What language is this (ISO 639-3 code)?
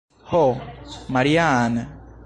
epo